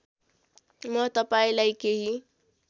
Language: Nepali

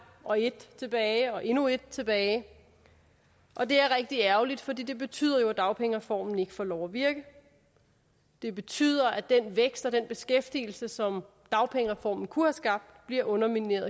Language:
Danish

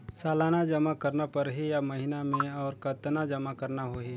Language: Chhattisgarhi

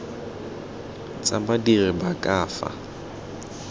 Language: Tswana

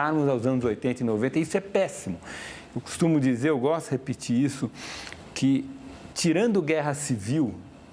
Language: Portuguese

